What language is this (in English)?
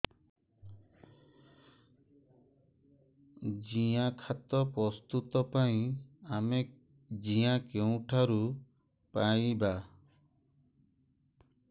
Odia